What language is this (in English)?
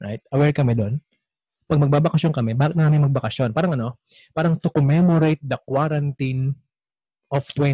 Filipino